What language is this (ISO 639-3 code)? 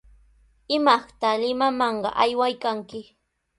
qws